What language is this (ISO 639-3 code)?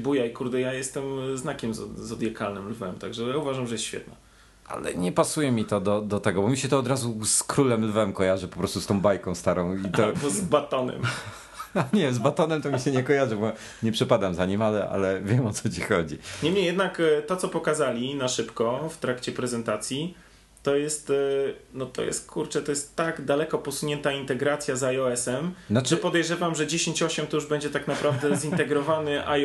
pol